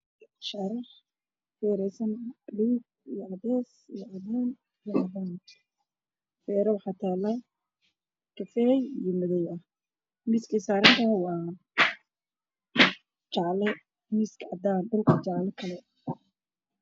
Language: Somali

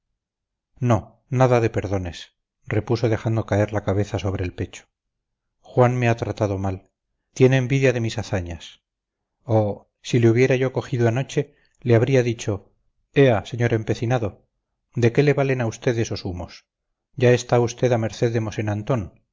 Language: Spanish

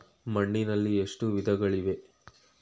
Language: Kannada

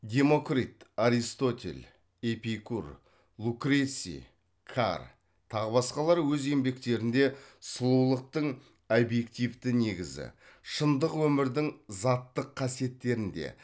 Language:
Kazakh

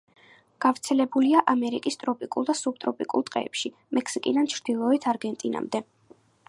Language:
Georgian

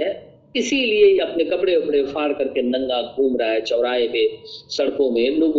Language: Hindi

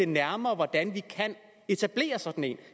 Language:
Danish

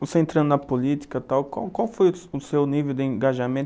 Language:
Portuguese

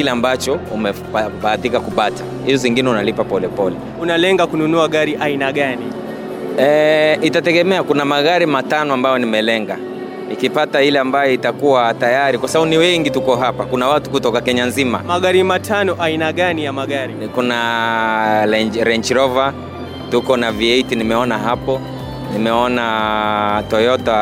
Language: Swahili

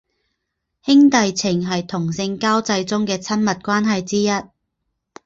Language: Chinese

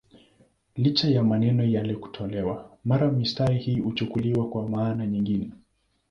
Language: Swahili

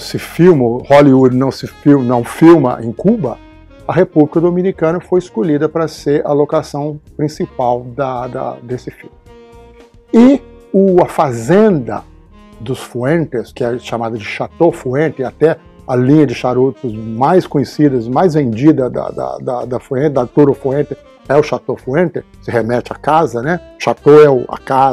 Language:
Portuguese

